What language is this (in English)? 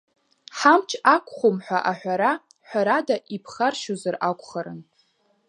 Abkhazian